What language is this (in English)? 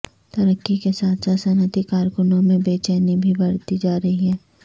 Urdu